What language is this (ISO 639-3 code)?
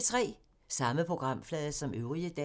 dan